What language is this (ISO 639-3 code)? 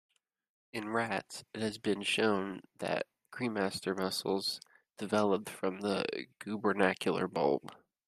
eng